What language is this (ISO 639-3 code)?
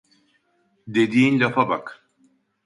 tur